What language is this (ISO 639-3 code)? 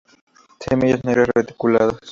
spa